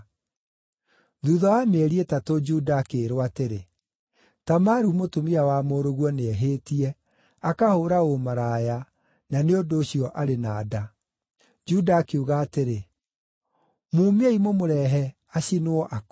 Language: Kikuyu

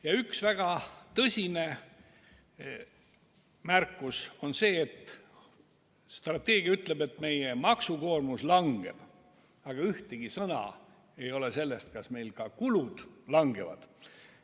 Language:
Estonian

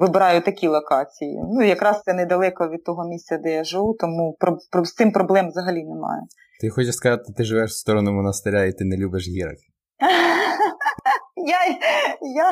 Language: Ukrainian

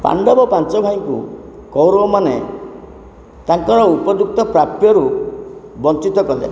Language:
Odia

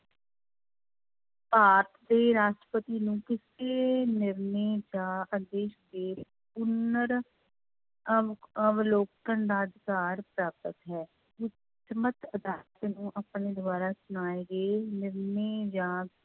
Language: Punjabi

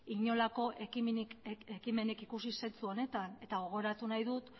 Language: Basque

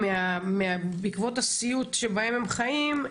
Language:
Hebrew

